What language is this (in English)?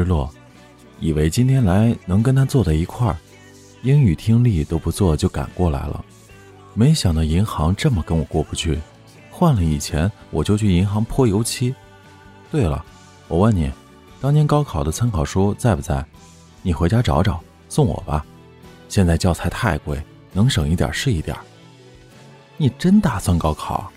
Chinese